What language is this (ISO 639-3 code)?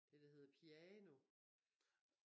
dan